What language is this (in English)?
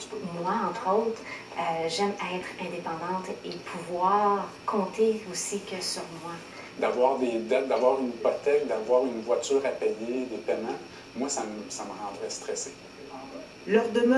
French